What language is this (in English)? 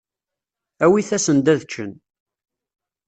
Kabyle